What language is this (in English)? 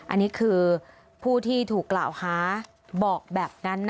Thai